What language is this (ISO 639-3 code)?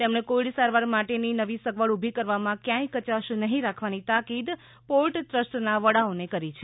guj